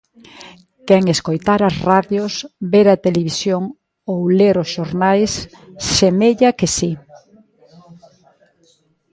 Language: Galician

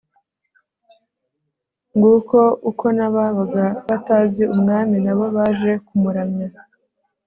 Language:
Kinyarwanda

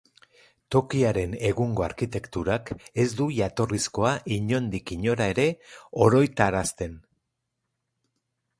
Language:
Basque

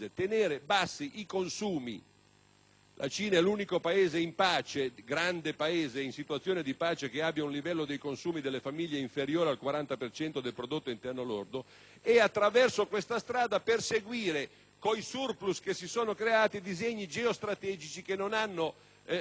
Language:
Italian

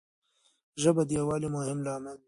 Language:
Pashto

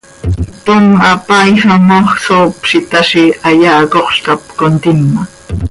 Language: Seri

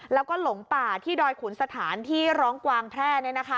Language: Thai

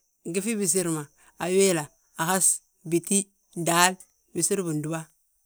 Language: Balanta-Ganja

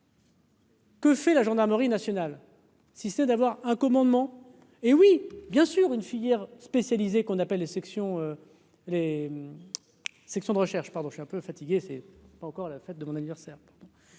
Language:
French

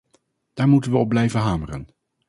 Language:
Dutch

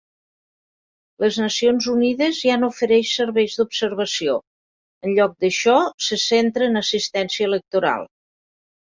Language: Catalan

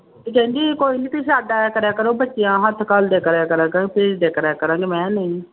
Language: Punjabi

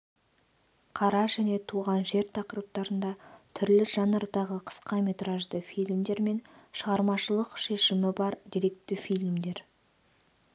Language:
Kazakh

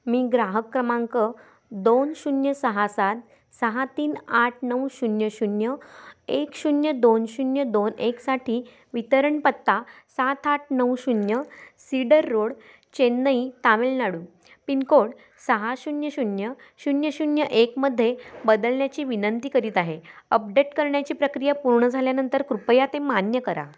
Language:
Marathi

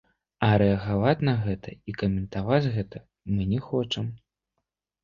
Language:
Belarusian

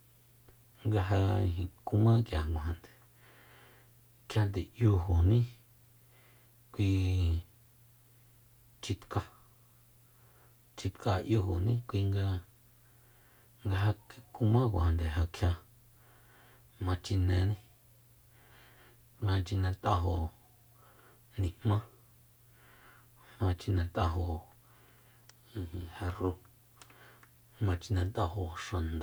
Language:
Soyaltepec Mazatec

